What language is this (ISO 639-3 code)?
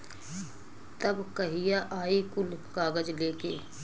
bho